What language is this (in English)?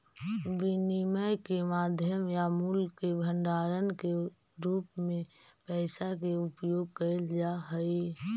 Magahi